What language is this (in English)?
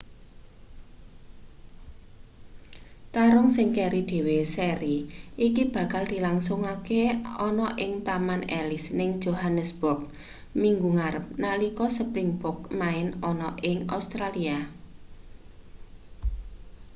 Javanese